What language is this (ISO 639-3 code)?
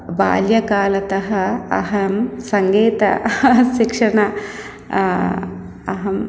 san